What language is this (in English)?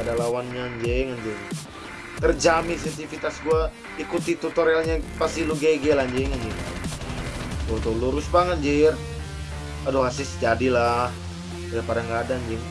Indonesian